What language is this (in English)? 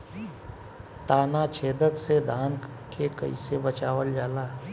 Bhojpuri